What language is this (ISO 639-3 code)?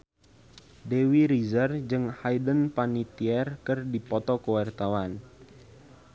sun